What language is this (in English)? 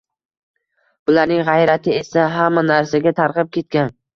Uzbek